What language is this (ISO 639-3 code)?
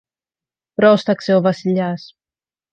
ell